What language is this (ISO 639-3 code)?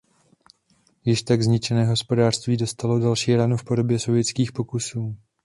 ces